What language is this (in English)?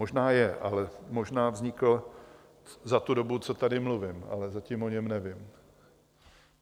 Czech